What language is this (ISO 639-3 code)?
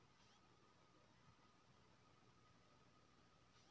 mai